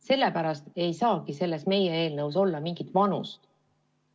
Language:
Estonian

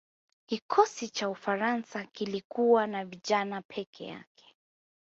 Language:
Swahili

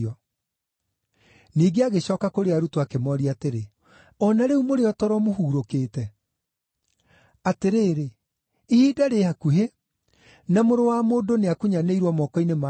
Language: Kikuyu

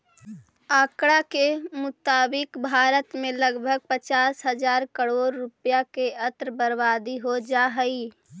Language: Magahi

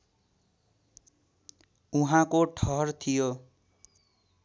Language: Nepali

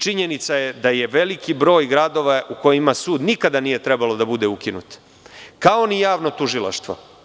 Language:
Serbian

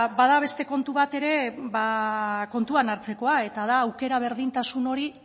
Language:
Basque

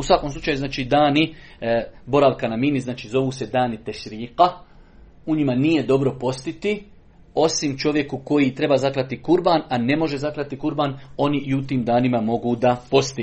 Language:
Croatian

